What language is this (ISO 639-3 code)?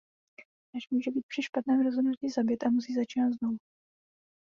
ces